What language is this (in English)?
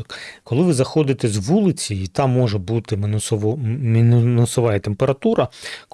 Ukrainian